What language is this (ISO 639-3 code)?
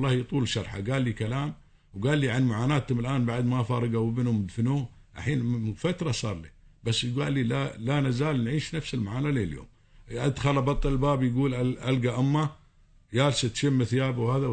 ara